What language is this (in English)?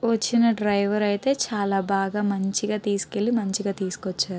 Telugu